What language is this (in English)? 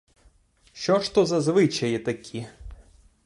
Ukrainian